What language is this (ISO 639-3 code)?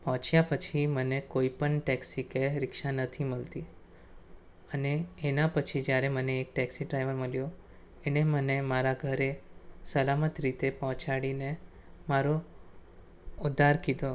guj